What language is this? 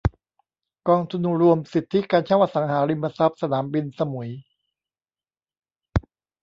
Thai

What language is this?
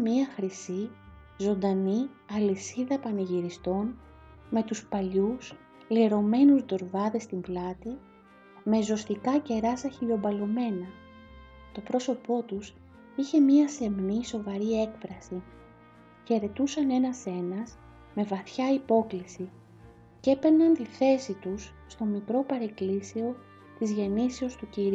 Greek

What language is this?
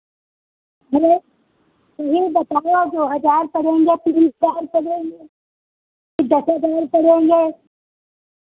Hindi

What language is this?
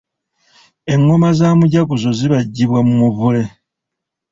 Ganda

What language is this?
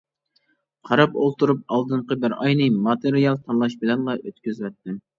Uyghur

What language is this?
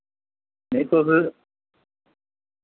Dogri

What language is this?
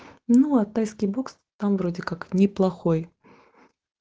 Russian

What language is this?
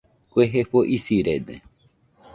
Nüpode Huitoto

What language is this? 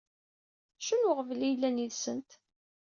Kabyle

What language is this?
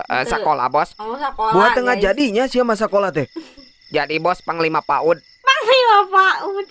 Indonesian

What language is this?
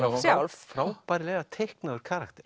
Icelandic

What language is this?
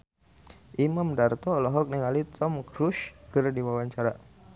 Sundanese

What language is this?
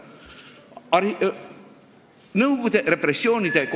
Estonian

